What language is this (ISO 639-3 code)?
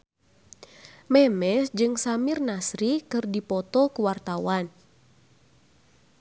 sun